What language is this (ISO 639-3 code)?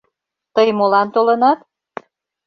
chm